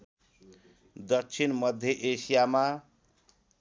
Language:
Nepali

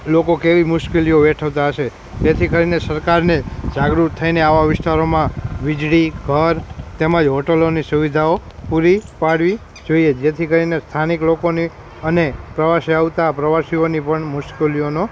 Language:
Gujarati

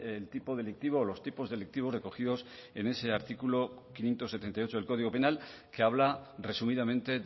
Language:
Spanish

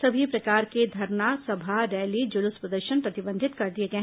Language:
Hindi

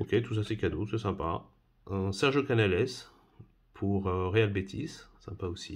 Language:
French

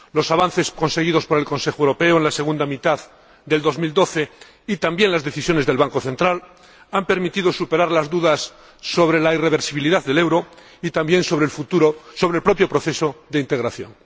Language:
Spanish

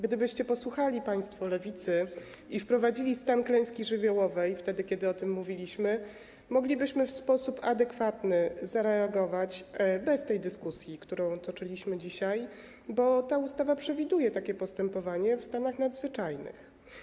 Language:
Polish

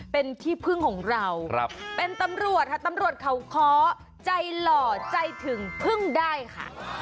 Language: Thai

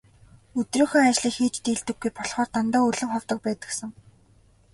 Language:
Mongolian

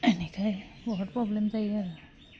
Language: Bodo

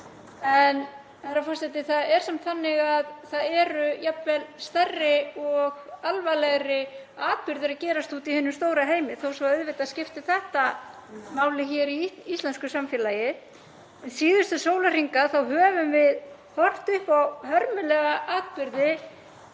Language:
Icelandic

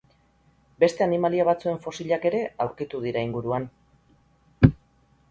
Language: Basque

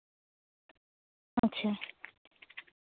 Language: Santali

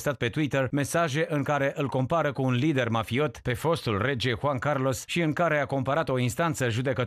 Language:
Romanian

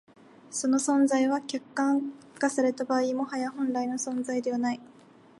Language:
Japanese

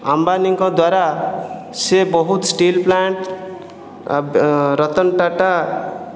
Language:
Odia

